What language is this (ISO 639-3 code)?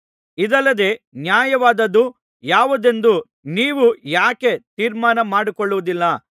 kan